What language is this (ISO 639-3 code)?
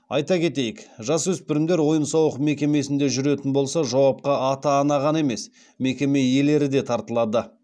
kaz